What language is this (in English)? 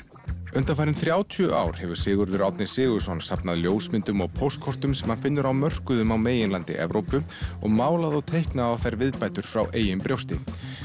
Icelandic